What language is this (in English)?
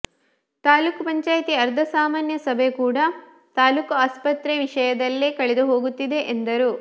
Kannada